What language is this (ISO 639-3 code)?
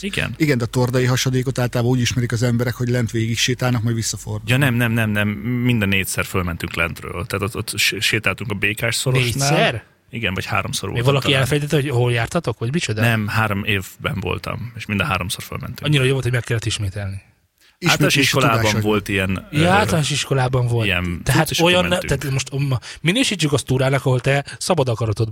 hun